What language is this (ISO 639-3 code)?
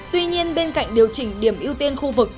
vie